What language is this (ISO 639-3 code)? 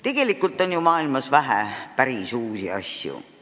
est